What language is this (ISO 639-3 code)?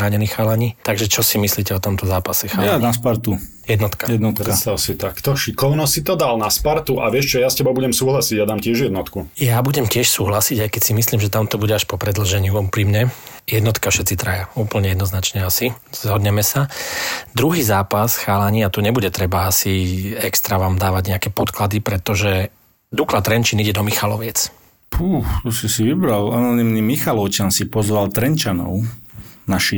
slk